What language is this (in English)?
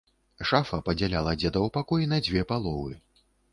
Belarusian